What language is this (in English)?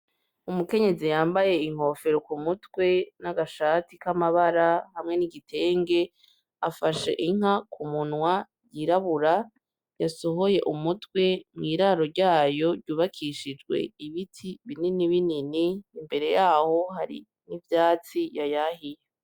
Rundi